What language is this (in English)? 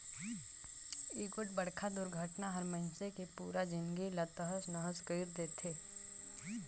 Chhattisgarhi